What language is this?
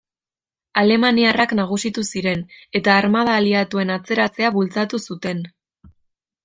Basque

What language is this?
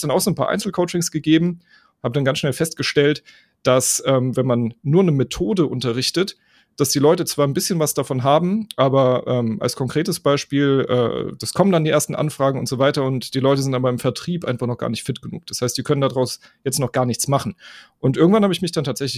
German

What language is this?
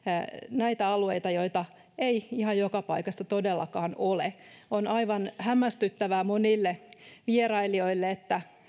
Finnish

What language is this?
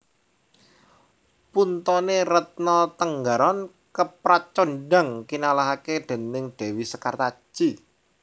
Javanese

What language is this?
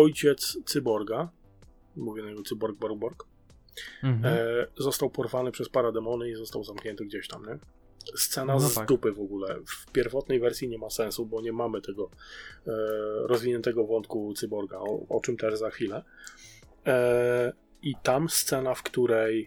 Polish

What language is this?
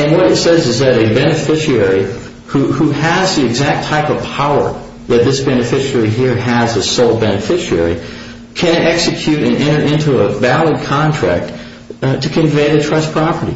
English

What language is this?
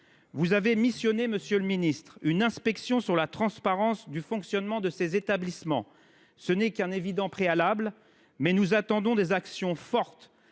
French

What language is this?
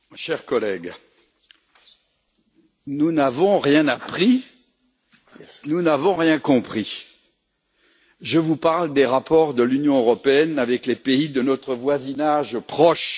French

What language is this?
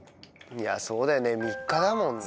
Japanese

